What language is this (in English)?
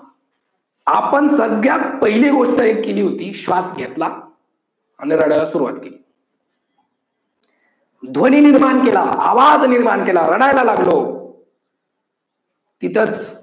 Marathi